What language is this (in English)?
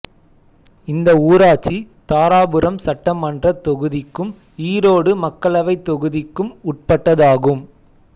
Tamil